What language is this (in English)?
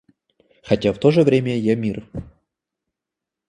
Russian